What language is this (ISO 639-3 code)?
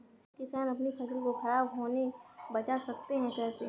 hin